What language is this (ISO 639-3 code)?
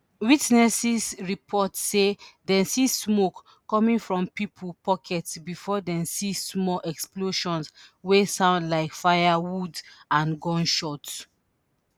pcm